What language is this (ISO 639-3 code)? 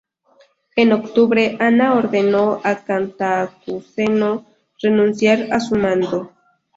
spa